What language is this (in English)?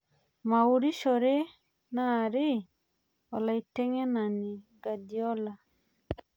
Masai